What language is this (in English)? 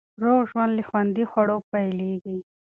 Pashto